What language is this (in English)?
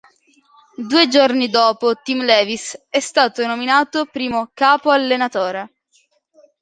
Italian